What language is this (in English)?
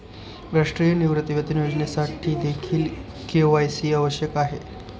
Marathi